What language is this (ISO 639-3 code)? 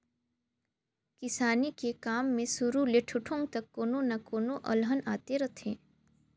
hne